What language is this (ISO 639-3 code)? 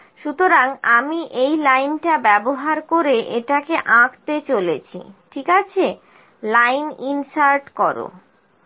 ben